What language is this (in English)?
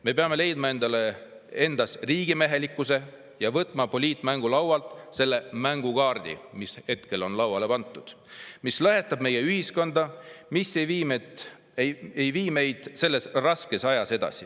Estonian